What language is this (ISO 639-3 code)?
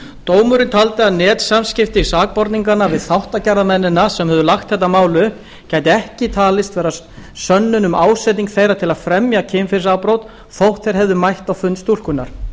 isl